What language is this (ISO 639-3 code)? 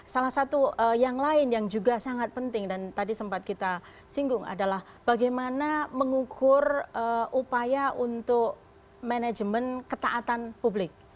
ind